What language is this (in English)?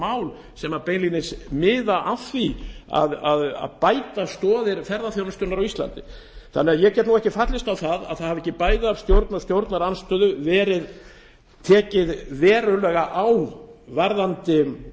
Icelandic